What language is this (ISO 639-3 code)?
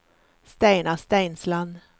nor